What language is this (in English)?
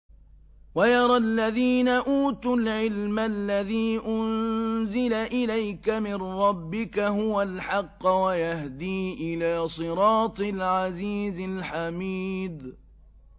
Arabic